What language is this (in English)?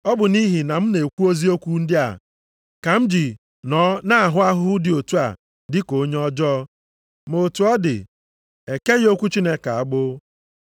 Igbo